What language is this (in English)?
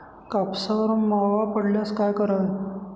Marathi